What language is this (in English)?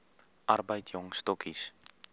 Afrikaans